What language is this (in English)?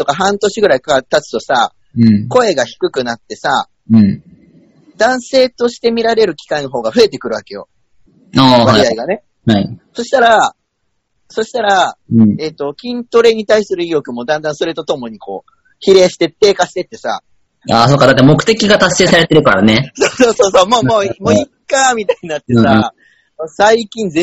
Japanese